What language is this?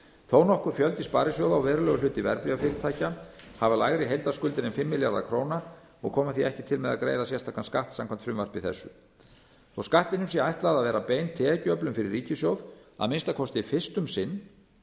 Icelandic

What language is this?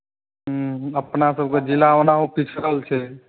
Maithili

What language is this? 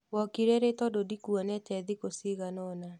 Kikuyu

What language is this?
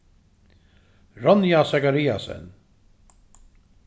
Faroese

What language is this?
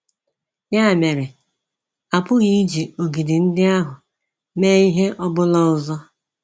Igbo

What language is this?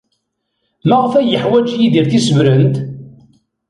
Kabyle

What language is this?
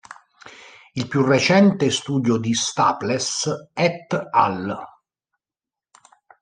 Italian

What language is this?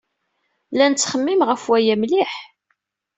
Kabyle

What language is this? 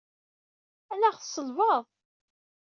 Kabyle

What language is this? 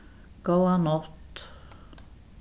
Faroese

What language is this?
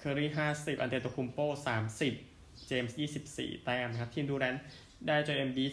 Thai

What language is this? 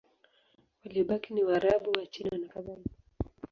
Swahili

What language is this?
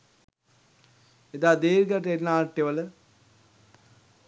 Sinhala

